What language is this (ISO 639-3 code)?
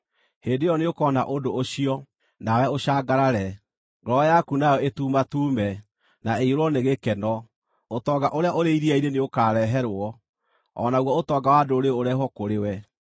kik